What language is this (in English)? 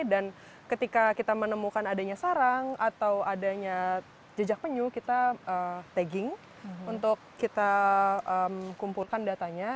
Indonesian